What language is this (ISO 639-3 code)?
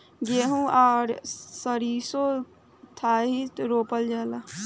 bho